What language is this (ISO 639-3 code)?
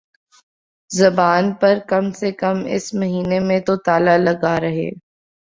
urd